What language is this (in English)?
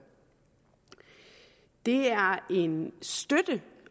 Danish